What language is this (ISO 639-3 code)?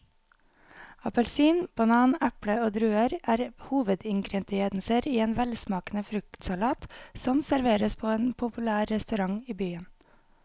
nor